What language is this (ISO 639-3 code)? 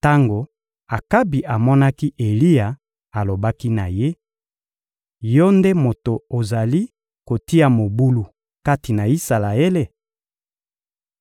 lin